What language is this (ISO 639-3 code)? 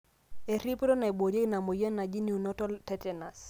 mas